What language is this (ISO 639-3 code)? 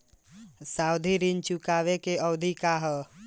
bho